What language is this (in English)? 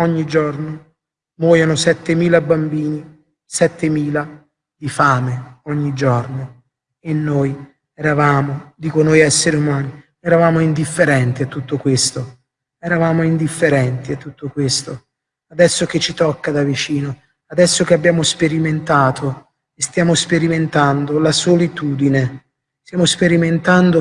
Italian